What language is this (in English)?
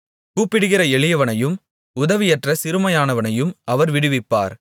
Tamil